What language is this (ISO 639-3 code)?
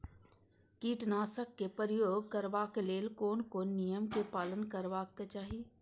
mai